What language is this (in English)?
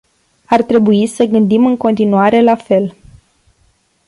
Romanian